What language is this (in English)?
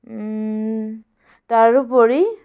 Assamese